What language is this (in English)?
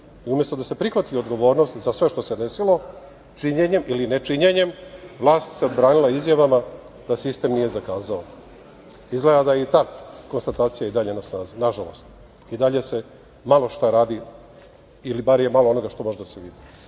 Serbian